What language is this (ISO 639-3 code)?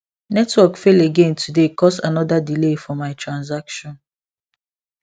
pcm